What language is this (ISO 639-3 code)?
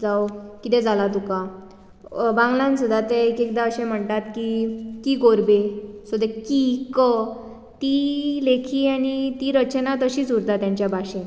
kok